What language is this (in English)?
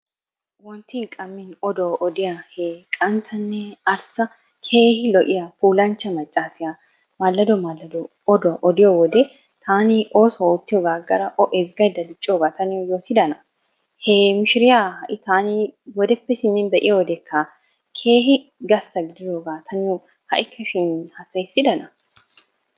Wolaytta